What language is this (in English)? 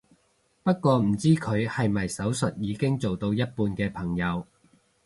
Cantonese